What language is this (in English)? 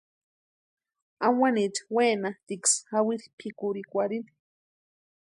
Western Highland Purepecha